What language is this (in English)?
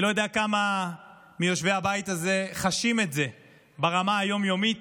Hebrew